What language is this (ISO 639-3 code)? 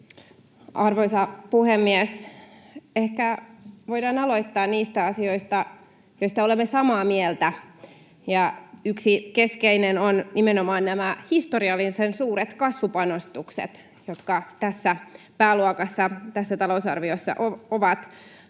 fin